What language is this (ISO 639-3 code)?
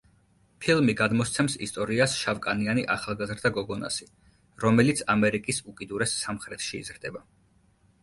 kat